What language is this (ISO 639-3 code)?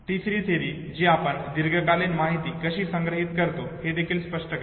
mar